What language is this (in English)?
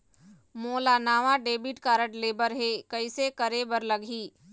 Chhattisgarhi